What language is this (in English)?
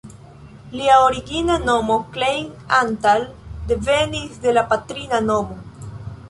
Esperanto